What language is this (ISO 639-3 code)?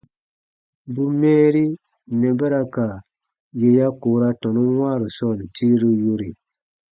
bba